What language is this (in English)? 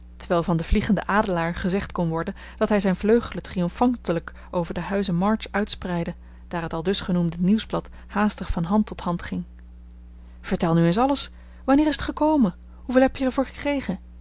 Dutch